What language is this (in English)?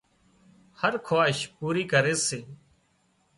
Wadiyara Koli